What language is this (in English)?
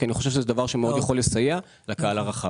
Hebrew